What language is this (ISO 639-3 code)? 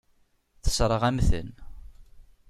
kab